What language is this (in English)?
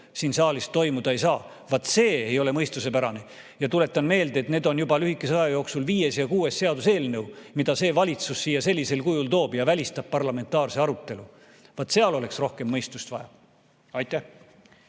Estonian